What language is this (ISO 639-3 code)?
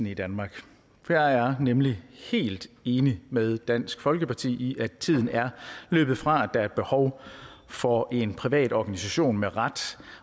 dan